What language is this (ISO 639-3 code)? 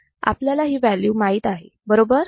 mar